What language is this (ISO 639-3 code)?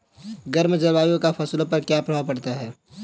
hin